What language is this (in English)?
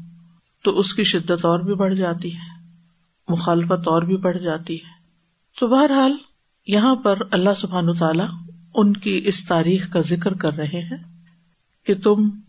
Urdu